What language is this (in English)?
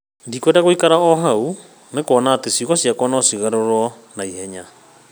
Kikuyu